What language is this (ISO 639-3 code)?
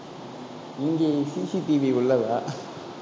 tam